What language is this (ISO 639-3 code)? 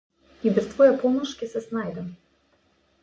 mkd